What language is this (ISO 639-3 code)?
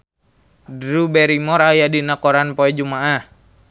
sun